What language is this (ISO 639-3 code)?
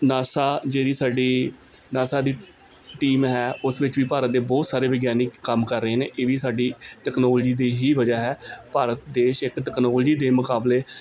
pan